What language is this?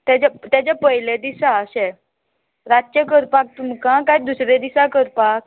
Konkani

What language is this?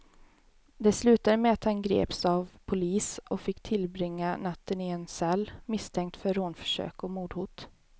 Swedish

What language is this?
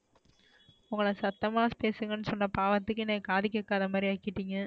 Tamil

